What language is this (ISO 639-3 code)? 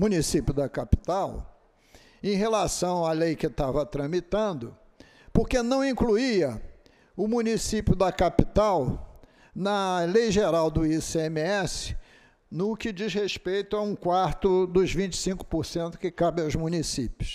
por